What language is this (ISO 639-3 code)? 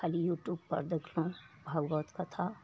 mai